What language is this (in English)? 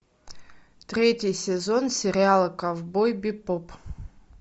Russian